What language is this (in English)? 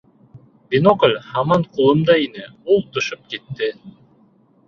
Bashkir